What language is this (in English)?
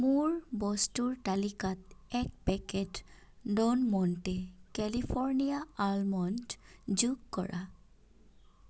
Assamese